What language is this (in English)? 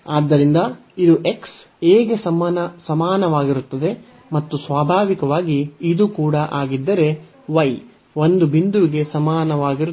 Kannada